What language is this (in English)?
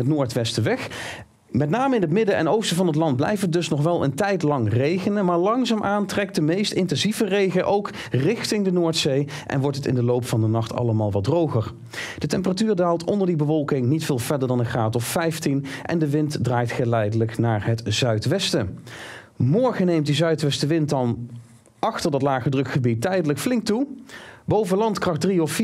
Dutch